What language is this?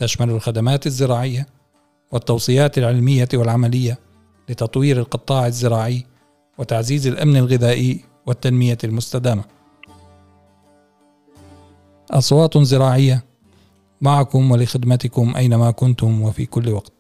Arabic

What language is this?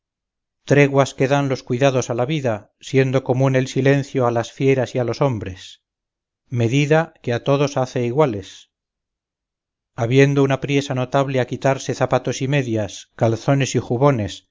Spanish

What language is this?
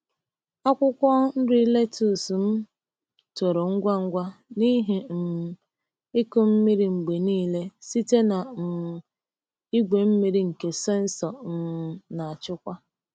Igbo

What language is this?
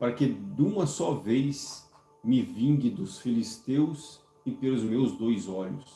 Portuguese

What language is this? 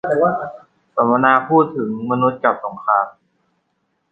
Thai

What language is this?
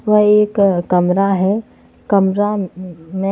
Hindi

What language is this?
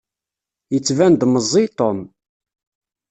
Kabyle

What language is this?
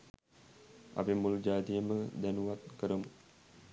Sinhala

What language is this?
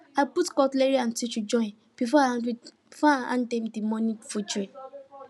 Nigerian Pidgin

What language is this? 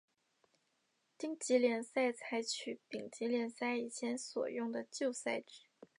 Chinese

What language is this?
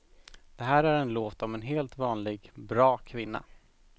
Swedish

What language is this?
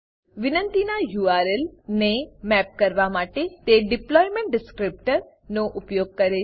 Gujarati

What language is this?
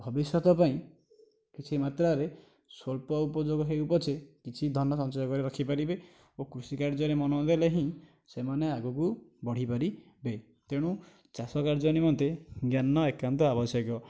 Odia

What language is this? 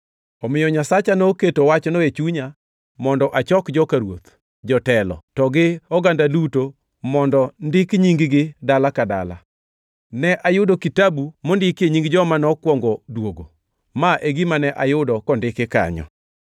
Luo (Kenya and Tanzania)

